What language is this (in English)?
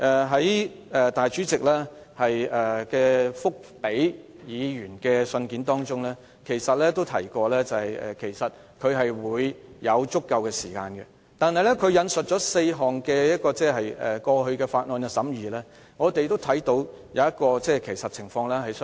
Cantonese